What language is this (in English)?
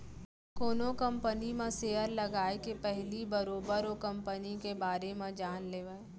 Chhattisgarhi